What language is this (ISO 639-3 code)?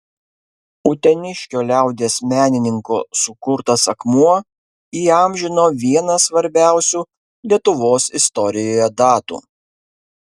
lit